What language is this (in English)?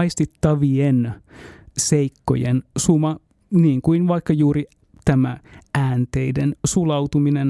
Finnish